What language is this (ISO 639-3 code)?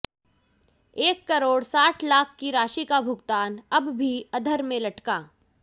hin